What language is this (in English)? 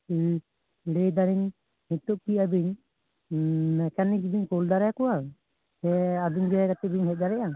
Santali